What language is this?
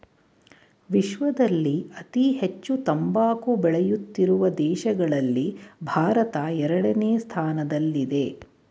Kannada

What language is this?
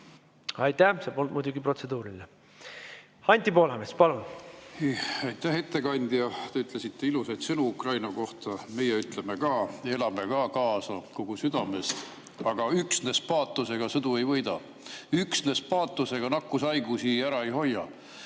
Estonian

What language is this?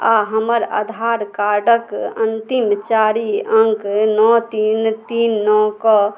Maithili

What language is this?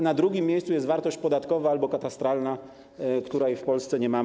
Polish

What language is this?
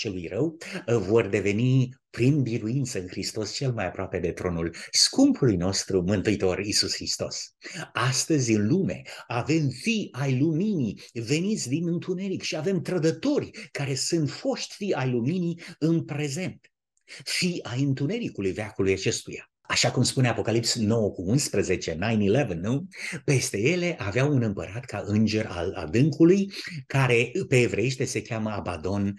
Romanian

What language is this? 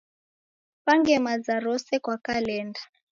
Taita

